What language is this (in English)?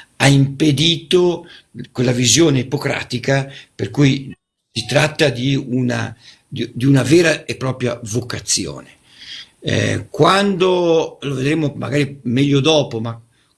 Italian